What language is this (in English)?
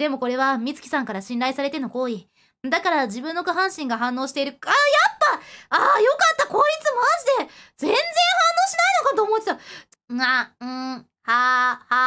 Japanese